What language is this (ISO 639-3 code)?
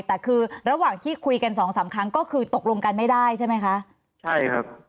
tha